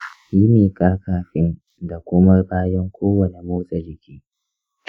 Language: Hausa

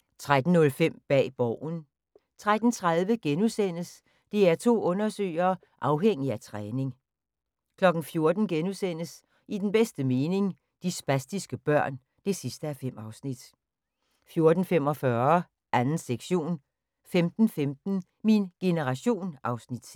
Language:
Danish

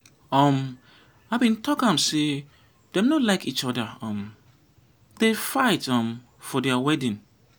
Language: Nigerian Pidgin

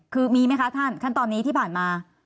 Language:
Thai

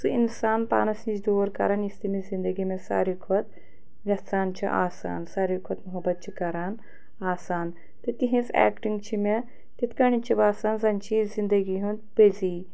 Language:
Kashmiri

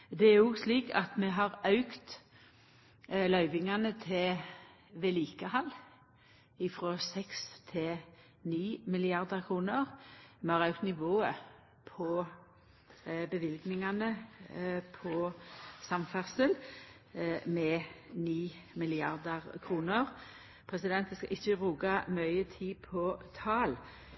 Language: Norwegian Nynorsk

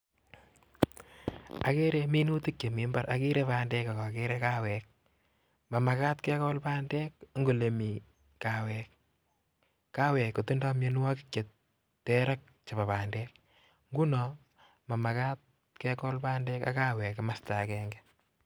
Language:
Kalenjin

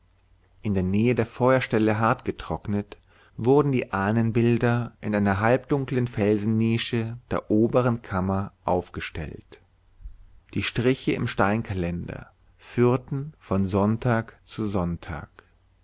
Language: German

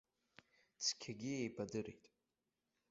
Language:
Abkhazian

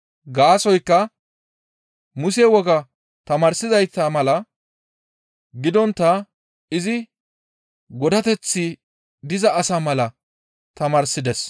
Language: Gamo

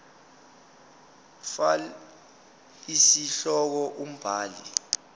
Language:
Zulu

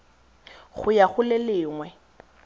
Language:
Tswana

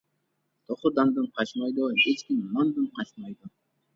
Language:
Uyghur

